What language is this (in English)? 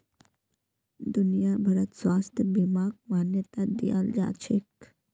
Magahi